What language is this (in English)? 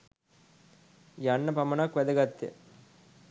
Sinhala